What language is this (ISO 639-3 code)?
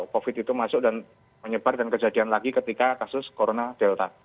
ind